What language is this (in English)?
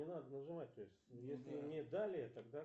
Russian